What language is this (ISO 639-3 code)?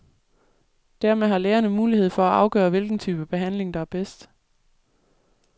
dan